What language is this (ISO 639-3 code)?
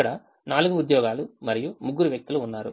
tel